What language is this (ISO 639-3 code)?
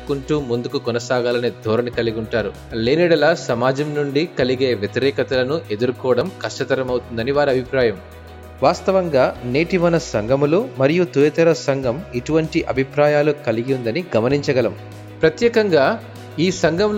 tel